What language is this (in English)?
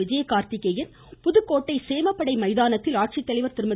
Tamil